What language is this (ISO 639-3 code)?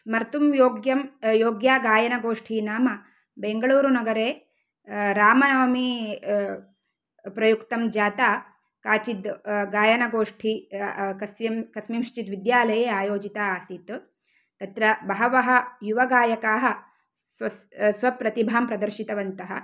san